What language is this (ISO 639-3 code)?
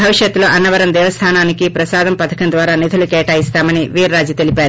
tel